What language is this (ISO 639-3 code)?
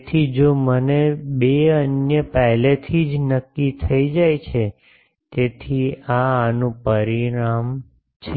guj